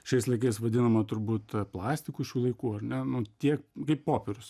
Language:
Lithuanian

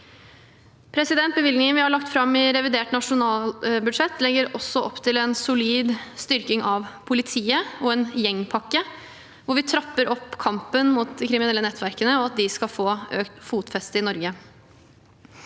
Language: Norwegian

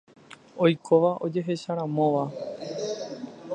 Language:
Guarani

